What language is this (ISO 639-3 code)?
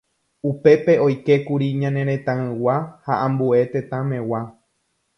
grn